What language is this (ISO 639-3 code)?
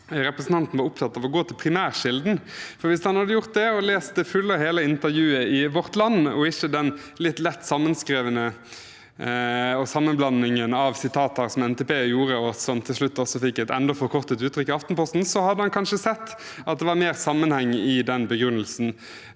nor